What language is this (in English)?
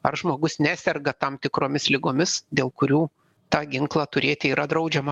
Lithuanian